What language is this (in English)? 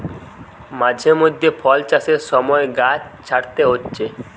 Bangla